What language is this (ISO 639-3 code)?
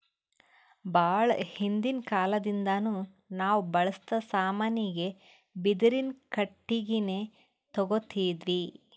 kan